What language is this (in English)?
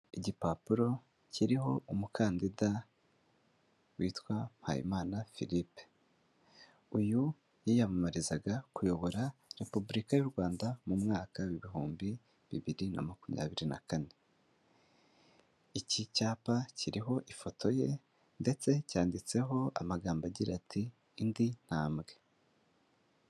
Kinyarwanda